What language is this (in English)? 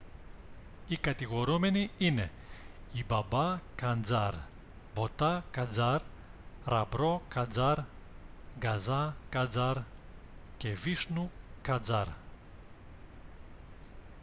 Greek